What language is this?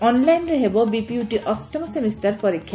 Odia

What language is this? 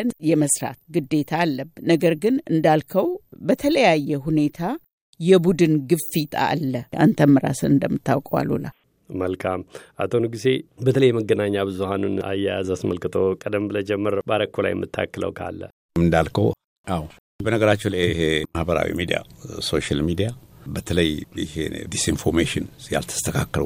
Amharic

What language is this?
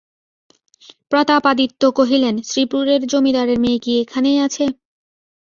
Bangla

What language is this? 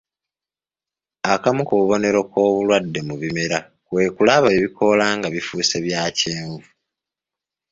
Ganda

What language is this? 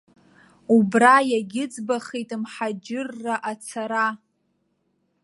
Abkhazian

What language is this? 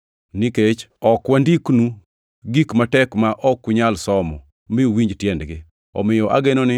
Luo (Kenya and Tanzania)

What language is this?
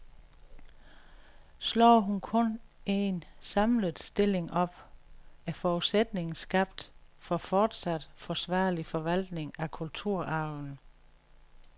Danish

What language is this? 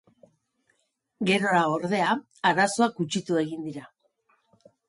Basque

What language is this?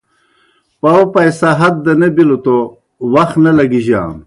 Kohistani Shina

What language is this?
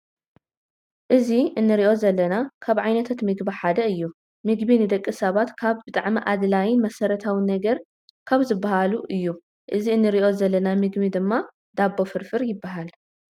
Tigrinya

